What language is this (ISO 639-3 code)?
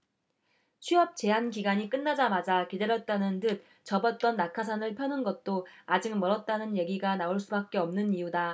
kor